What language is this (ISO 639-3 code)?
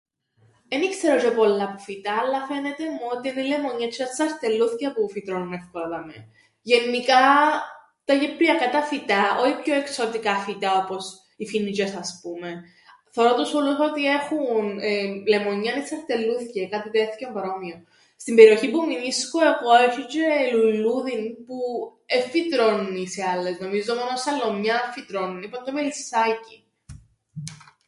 ell